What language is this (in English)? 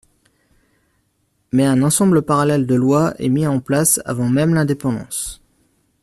French